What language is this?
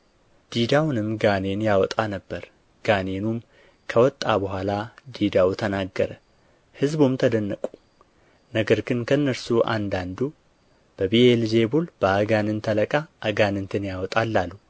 Amharic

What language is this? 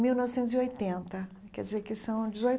Portuguese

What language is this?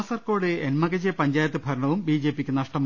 Malayalam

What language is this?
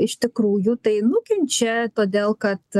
Lithuanian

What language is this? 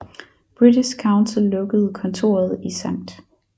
Danish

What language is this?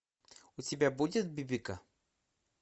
Russian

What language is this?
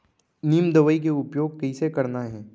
Chhattisgarhi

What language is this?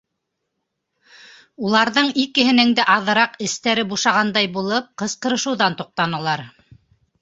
Bashkir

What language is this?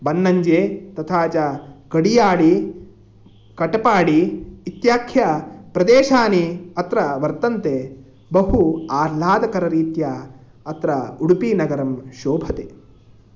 Sanskrit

